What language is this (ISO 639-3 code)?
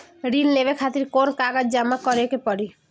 bho